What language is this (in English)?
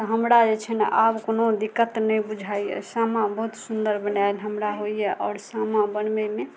Maithili